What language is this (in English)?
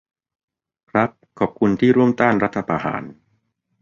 Thai